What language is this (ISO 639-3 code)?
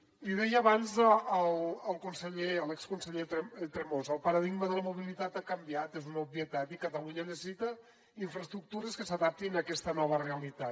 cat